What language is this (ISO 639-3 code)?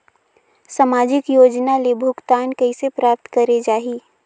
hne